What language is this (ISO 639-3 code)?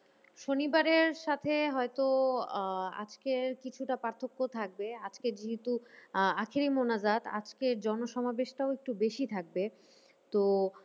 ben